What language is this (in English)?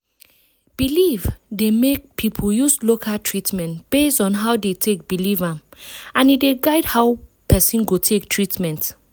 Nigerian Pidgin